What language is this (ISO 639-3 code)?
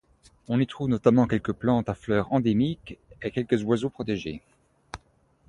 fra